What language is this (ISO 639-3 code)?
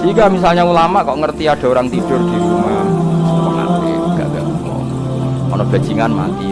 ind